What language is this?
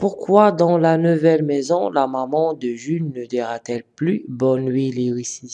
French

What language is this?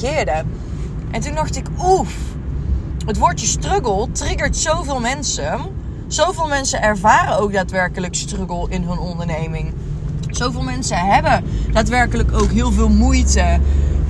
Dutch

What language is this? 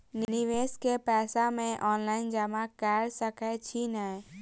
Maithili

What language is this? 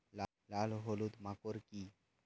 Bangla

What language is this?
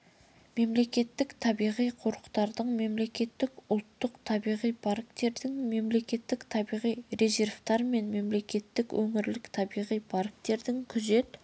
Kazakh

